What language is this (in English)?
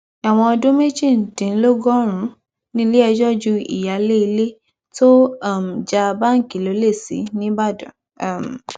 Yoruba